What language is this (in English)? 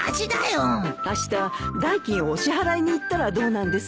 Japanese